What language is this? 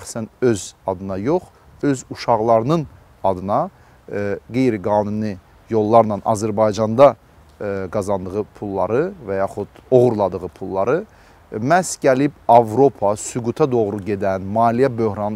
Turkish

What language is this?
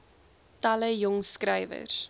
Afrikaans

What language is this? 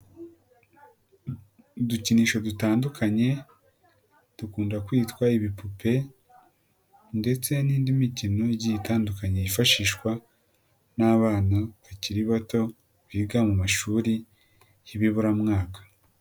Kinyarwanda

